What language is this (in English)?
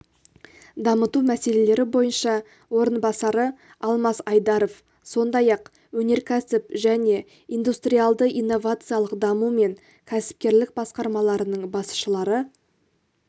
Kazakh